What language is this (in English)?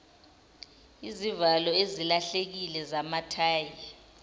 Zulu